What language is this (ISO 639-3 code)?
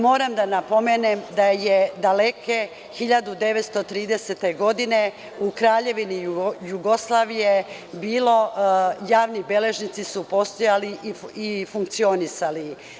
srp